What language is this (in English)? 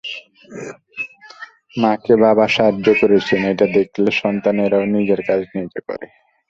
Bangla